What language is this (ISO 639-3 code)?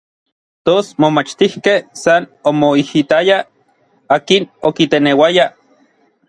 nlv